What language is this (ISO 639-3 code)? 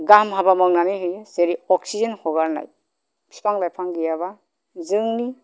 brx